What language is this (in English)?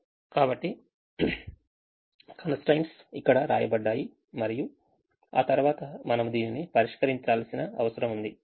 Telugu